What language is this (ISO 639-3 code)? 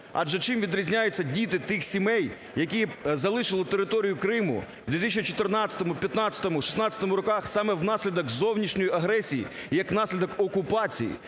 ukr